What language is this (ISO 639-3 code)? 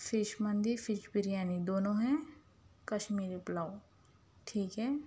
urd